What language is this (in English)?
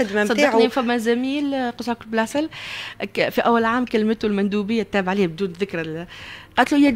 Arabic